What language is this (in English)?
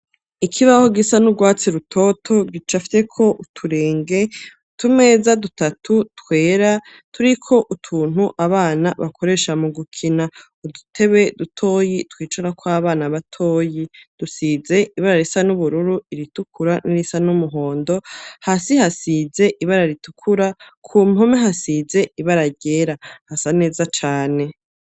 Rundi